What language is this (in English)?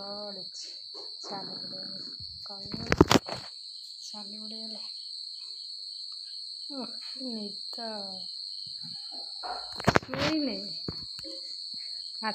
Arabic